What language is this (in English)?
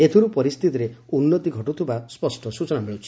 Odia